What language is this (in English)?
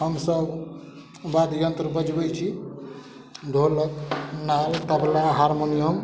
Maithili